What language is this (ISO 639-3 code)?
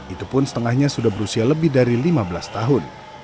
ind